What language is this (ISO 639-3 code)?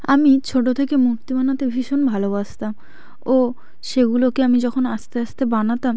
ben